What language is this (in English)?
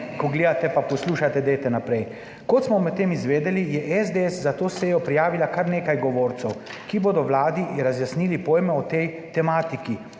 Slovenian